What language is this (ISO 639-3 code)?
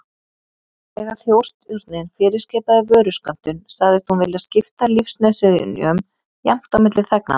isl